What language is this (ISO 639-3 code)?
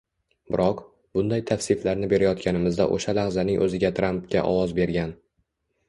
uzb